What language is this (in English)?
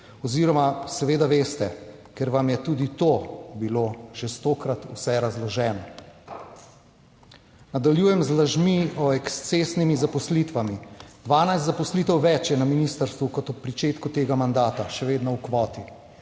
Slovenian